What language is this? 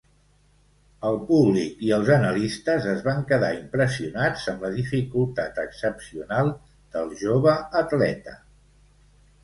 Catalan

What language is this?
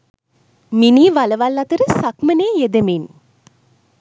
Sinhala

